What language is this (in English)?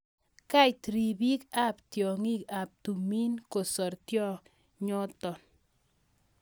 Kalenjin